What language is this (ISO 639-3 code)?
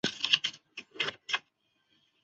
zho